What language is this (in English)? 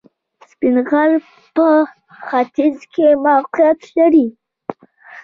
Pashto